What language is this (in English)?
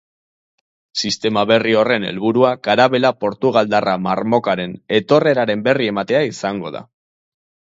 Basque